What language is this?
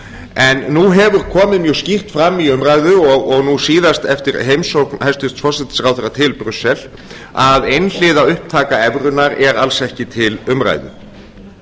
Icelandic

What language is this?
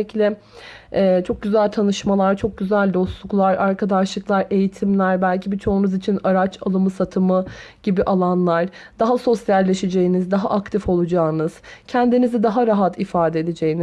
Turkish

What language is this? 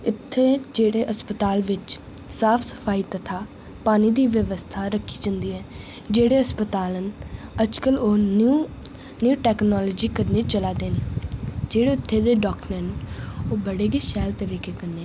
Dogri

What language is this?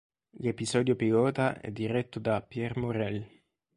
Italian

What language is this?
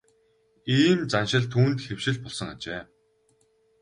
Mongolian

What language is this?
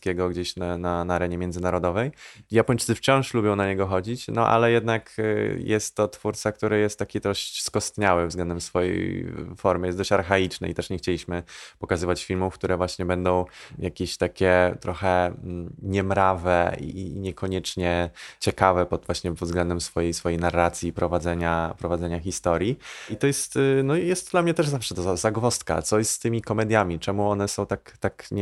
Polish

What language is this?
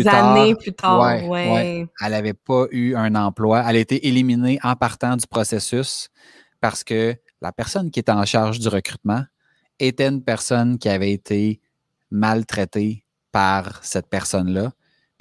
French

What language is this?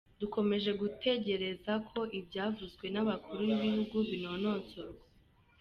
Kinyarwanda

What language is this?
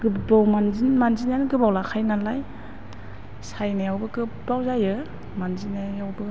Bodo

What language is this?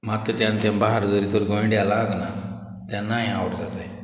Konkani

